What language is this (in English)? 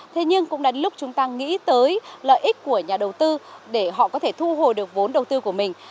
Vietnamese